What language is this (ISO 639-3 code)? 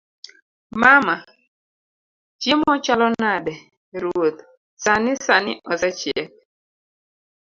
luo